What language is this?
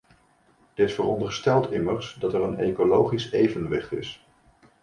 Dutch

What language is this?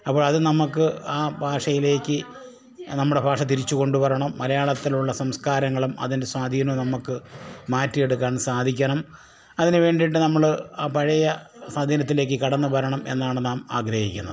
Malayalam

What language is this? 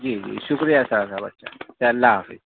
Urdu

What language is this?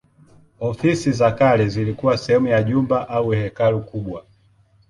Swahili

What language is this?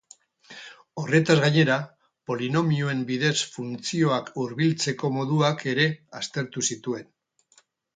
Basque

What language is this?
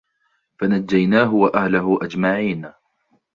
Arabic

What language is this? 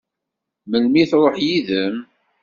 Kabyle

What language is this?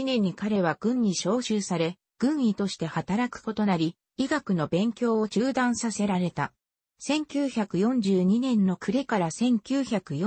Japanese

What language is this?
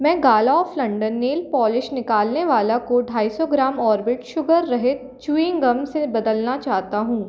Hindi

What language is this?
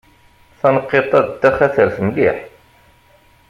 Kabyle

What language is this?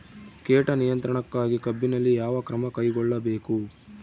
Kannada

